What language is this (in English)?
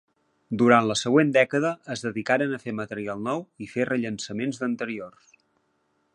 Catalan